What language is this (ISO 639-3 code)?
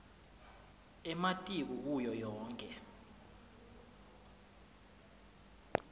ssw